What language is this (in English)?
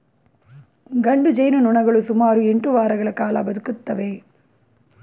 Kannada